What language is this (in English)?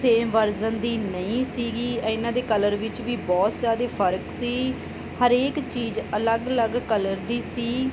Punjabi